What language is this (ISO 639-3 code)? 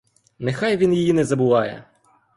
ukr